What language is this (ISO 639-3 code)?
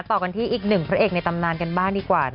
tha